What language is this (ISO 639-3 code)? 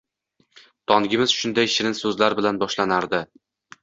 uzb